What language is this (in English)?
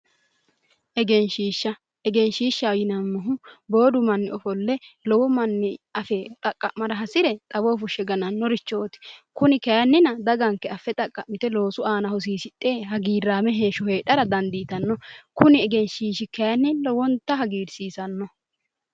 Sidamo